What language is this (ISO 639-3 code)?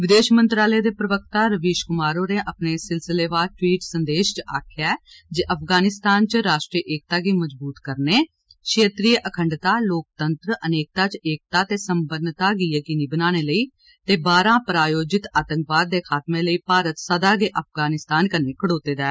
doi